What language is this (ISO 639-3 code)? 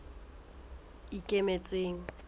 sot